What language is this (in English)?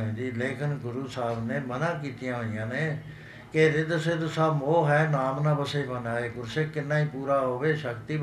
Punjabi